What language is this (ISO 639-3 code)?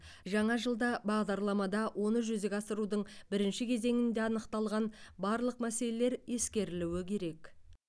kaz